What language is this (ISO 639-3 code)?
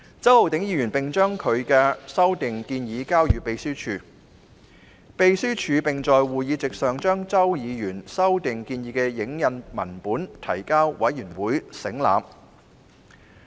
yue